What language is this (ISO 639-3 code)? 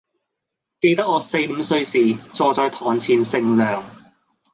yue